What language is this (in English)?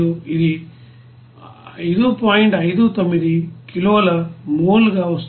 Telugu